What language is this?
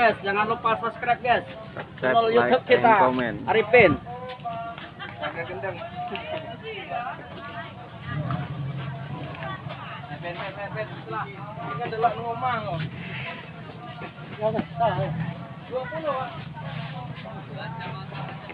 Indonesian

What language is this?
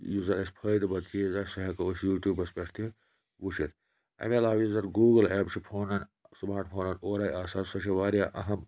Kashmiri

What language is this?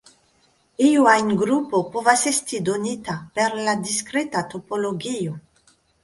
Esperanto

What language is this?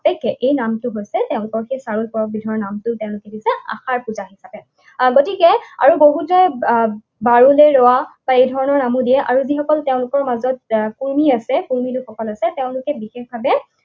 Assamese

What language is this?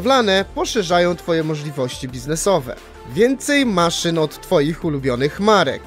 Polish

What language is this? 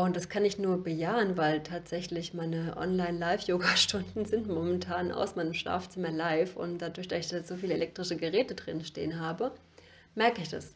German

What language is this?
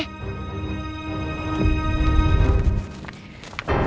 Indonesian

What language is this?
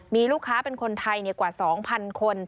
Thai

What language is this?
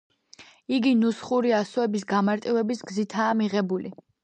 Georgian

